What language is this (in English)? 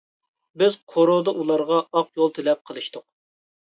Uyghur